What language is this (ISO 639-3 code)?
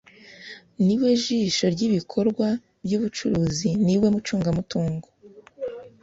kin